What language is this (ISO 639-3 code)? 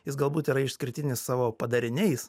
lit